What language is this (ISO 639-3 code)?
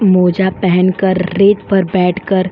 hin